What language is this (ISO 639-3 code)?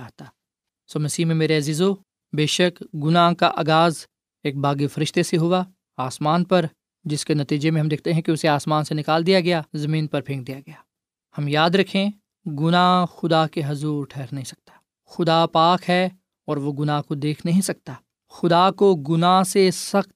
urd